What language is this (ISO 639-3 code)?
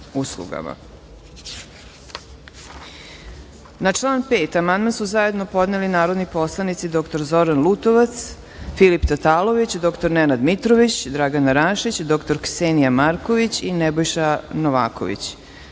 srp